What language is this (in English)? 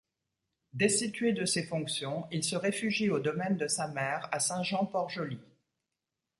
French